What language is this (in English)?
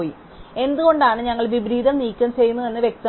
Malayalam